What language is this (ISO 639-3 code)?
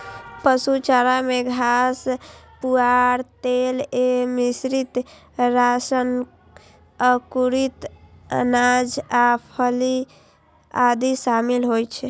mai